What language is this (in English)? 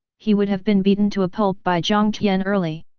English